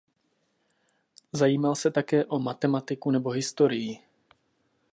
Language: Czech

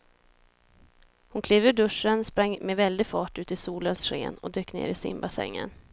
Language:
Swedish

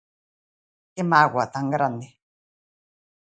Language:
Galician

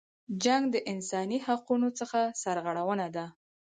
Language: Pashto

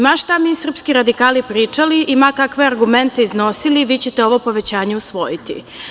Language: Serbian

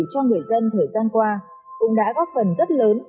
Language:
Vietnamese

